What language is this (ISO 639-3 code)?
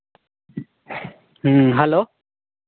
sat